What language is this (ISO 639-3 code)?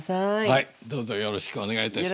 jpn